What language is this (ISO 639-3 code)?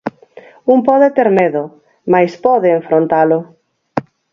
glg